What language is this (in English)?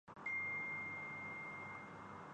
Urdu